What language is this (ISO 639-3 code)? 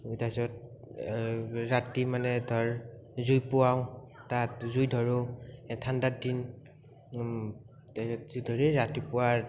asm